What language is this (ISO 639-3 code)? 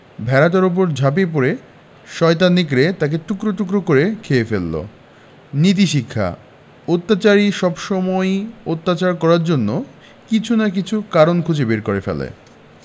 ben